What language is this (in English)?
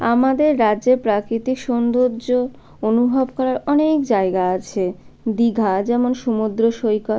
Bangla